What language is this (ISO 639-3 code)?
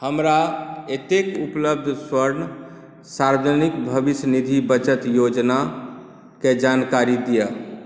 mai